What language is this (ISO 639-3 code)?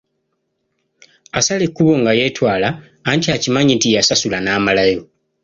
lug